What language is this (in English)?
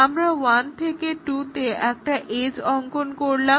Bangla